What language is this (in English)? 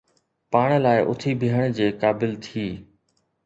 Sindhi